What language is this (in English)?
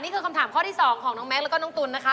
Thai